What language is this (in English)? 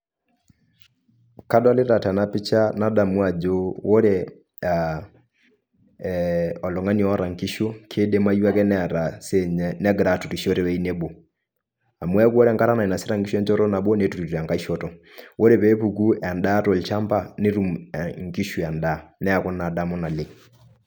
Masai